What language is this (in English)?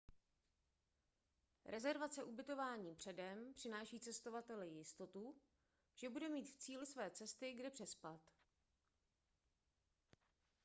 Czech